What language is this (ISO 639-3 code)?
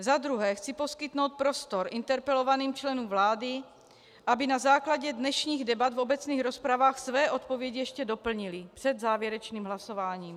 ces